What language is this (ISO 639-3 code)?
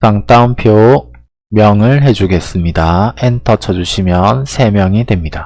kor